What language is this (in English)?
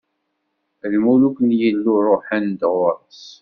Kabyle